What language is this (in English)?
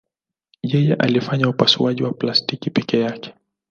Swahili